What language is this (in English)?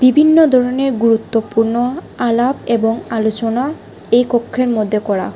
Bangla